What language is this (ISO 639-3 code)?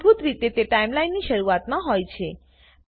guj